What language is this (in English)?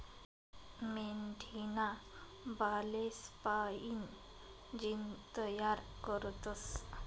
Marathi